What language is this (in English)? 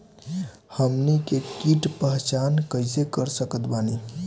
Bhojpuri